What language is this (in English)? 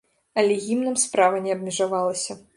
Belarusian